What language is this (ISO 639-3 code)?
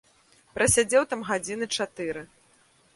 bel